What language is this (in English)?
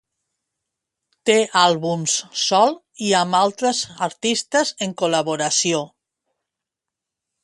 Catalan